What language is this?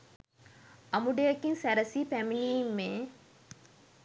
Sinhala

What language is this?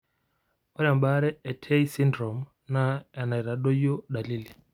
Masai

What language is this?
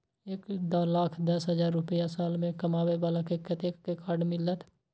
Maithili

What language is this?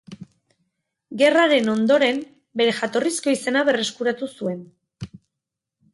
Basque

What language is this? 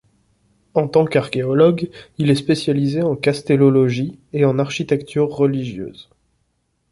French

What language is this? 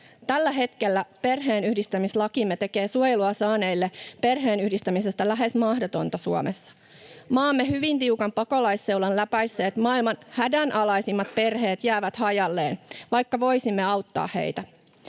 Finnish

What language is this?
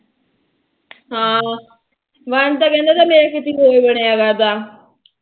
Punjabi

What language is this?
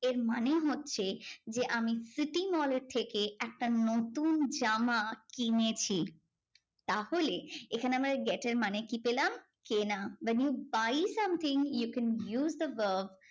Bangla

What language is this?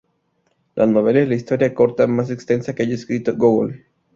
Spanish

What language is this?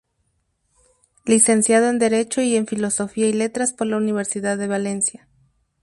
Spanish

